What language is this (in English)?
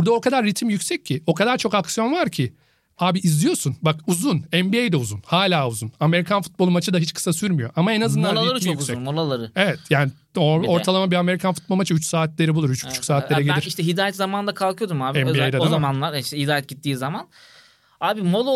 Turkish